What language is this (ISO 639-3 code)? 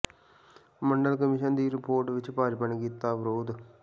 pan